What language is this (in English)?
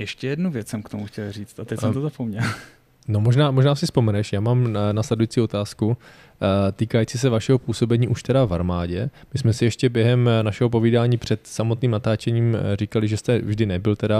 Czech